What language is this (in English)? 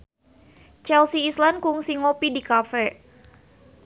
Sundanese